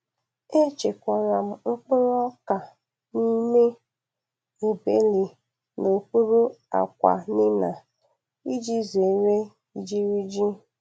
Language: Igbo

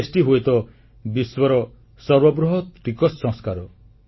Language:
Odia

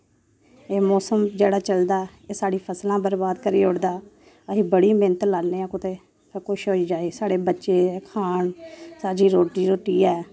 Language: Dogri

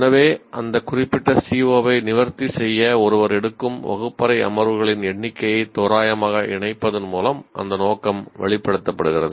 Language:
Tamil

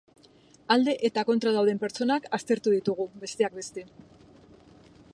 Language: Basque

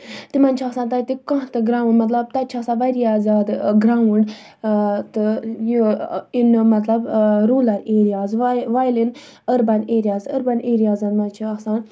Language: Kashmiri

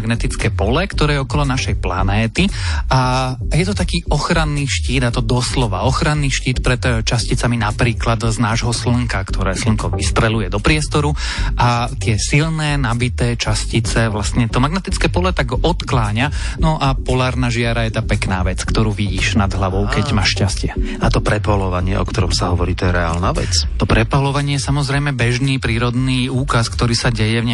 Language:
Slovak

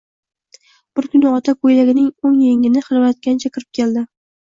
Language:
Uzbek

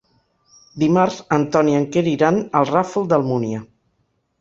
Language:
Catalan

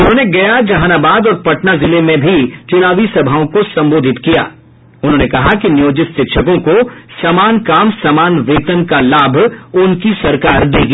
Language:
Hindi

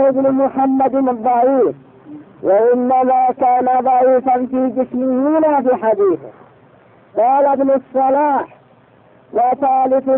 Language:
Arabic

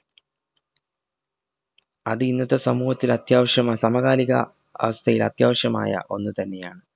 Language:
Malayalam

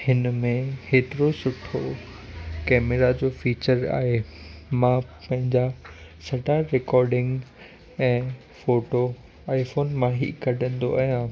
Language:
Sindhi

